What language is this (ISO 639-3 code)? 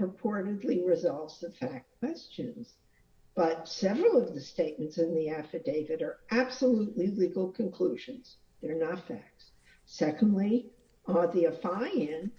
eng